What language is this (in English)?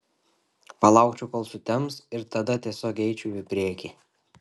Lithuanian